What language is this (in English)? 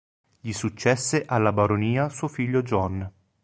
Italian